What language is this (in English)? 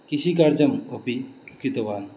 Sanskrit